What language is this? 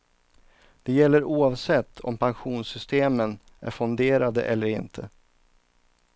Swedish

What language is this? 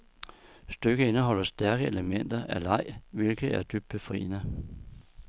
Danish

